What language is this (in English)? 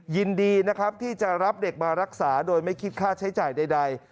Thai